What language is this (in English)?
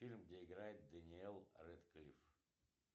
Russian